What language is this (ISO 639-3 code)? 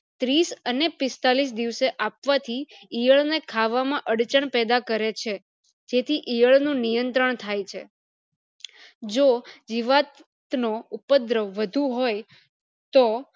guj